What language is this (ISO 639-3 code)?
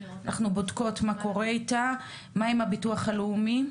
heb